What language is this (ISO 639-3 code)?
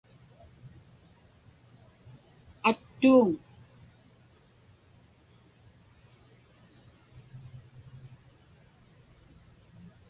ipk